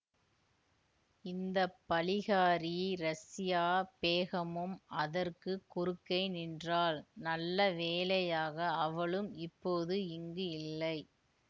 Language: Tamil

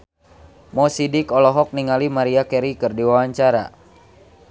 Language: Sundanese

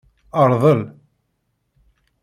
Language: Kabyle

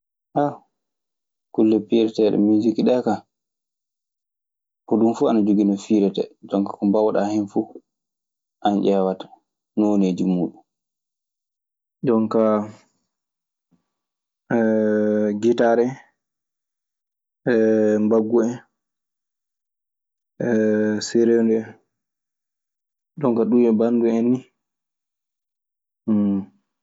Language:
Maasina Fulfulde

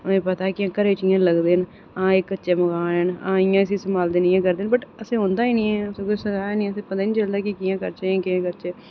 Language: Dogri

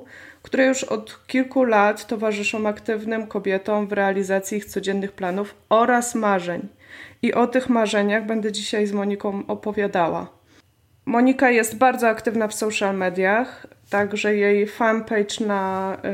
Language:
Polish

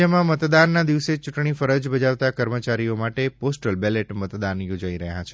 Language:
Gujarati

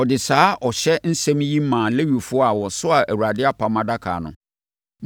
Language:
Akan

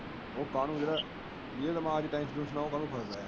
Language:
Punjabi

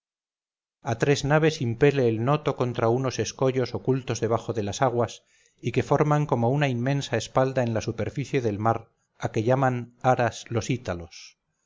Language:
Spanish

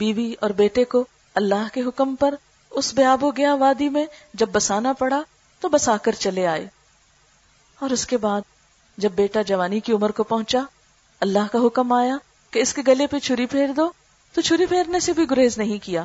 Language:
Urdu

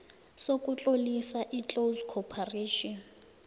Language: South Ndebele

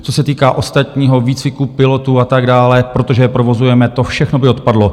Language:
Czech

